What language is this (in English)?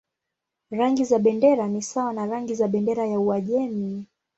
Swahili